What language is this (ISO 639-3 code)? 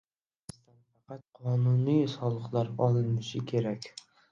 uzb